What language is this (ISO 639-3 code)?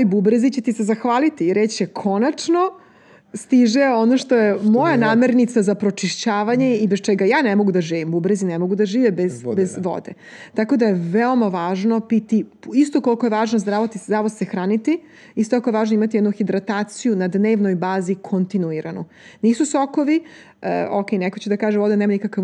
hrv